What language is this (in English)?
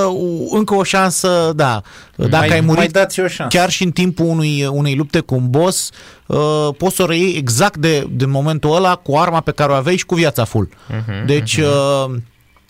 Romanian